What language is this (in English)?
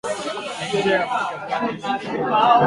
Swahili